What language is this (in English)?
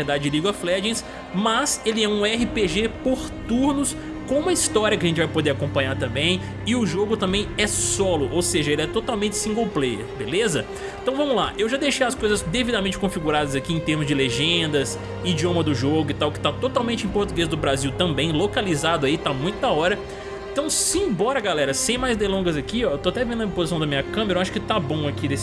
Portuguese